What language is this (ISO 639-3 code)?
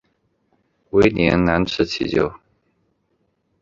zho